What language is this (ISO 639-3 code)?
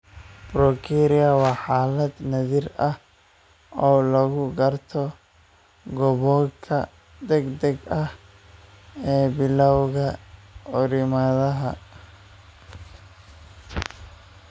som